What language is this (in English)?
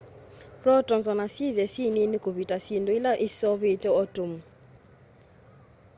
Kamba